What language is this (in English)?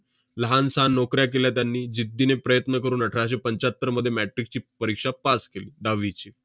Marathi